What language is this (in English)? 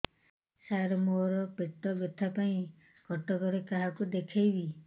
Odia